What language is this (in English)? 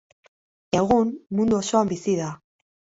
Basque